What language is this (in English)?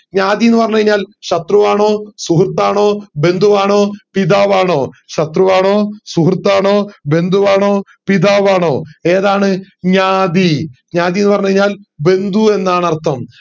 Malayalam